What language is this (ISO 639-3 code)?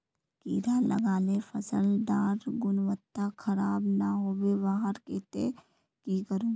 mag